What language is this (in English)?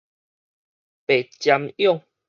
Min Nan Chinese